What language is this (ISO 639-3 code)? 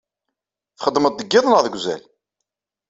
kab